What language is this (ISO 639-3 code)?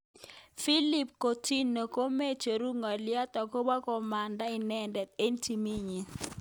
kln